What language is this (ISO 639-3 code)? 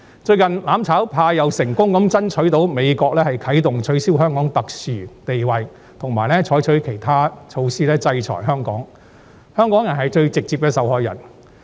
yue